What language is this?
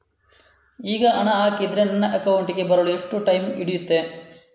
Kannada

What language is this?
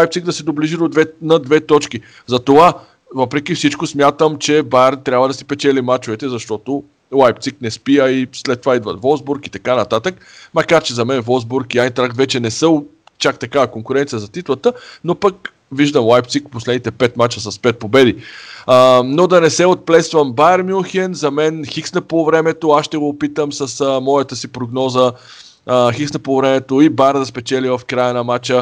Bulgarian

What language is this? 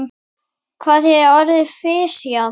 Icelandic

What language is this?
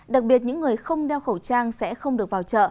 Vietnamese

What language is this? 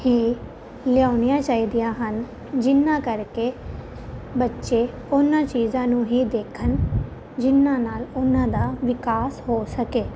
Punjabi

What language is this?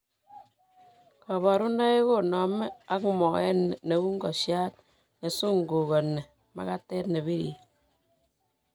Kalenjin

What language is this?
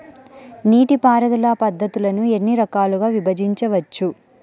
Telugu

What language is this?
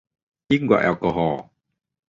Thai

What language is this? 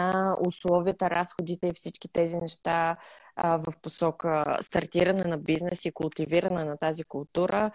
Bulgarian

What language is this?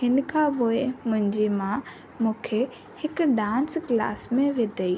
Sindhi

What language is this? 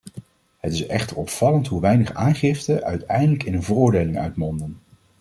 Dutch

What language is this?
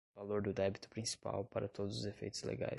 Portuguese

